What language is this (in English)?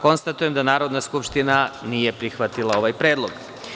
Serbian